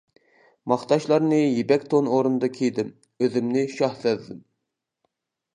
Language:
Uyghur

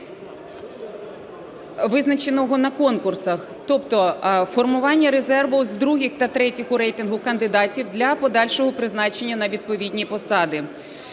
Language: Ukrainian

